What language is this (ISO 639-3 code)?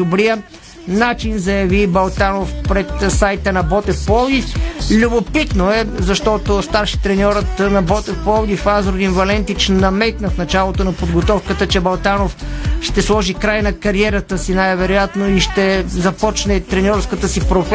bul